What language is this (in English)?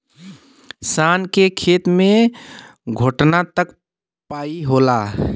Bhojpuri